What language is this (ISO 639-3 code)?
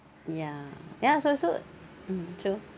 eng